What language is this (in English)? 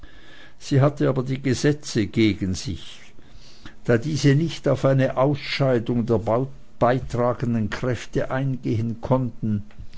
German